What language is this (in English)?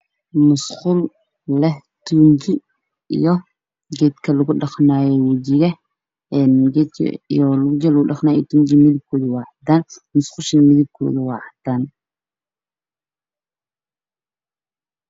Somali